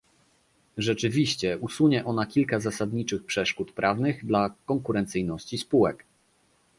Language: Polish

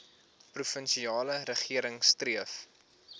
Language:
Afrikaans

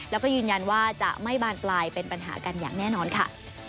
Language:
Thai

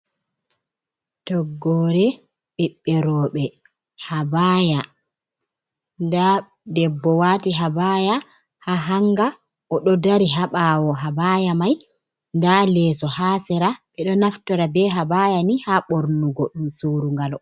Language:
Fula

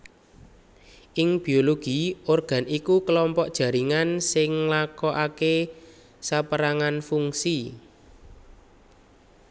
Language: Javanese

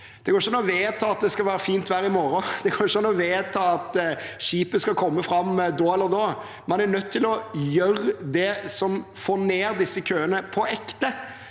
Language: Norwegian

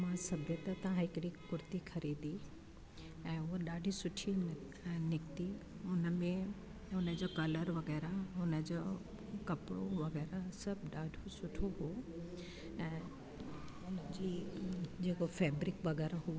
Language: Sindhi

